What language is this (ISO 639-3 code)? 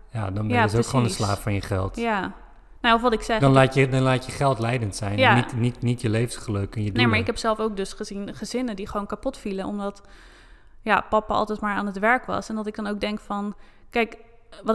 nld